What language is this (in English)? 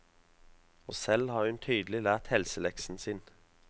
Norwegian